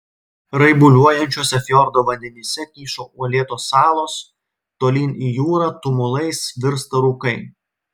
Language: Lithuanian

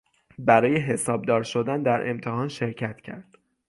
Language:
Persian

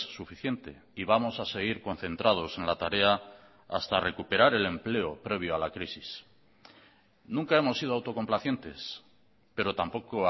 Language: Spanish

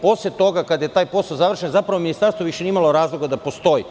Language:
Serbian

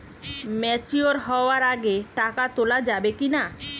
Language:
Bangla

